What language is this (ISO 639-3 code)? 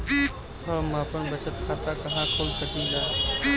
bho